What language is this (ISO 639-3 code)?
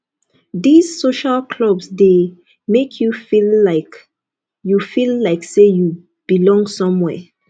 pcm